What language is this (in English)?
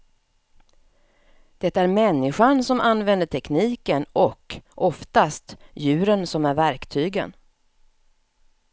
Swedish